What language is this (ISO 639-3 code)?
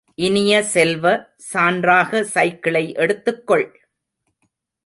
tam